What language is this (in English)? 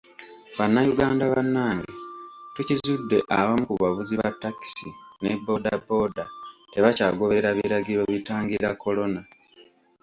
Ganda